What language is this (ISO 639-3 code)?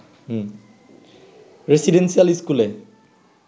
ben